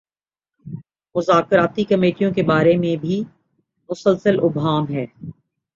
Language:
Urdu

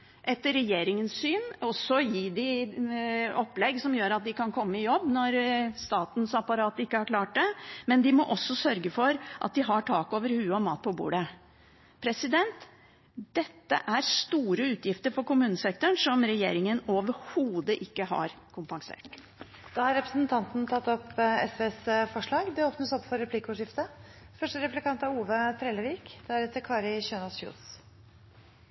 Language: Norwegian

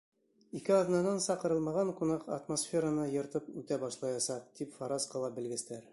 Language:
Bashkir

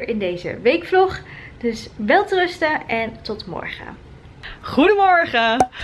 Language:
Dutch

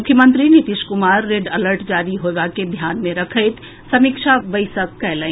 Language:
Maithili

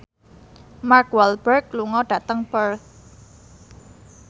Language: Javanese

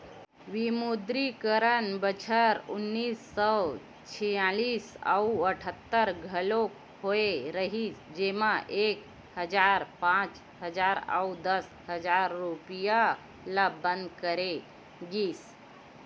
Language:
Chhattisgarhi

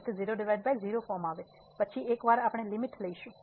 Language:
Gujarati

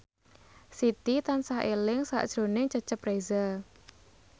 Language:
Javanese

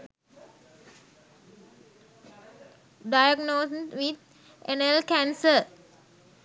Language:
Sinhala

